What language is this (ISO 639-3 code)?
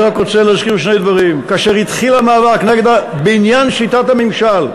heb